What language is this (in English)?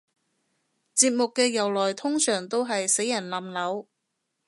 Cantonese